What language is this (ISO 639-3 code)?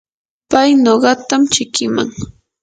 qur